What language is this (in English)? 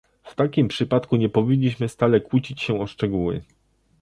Polish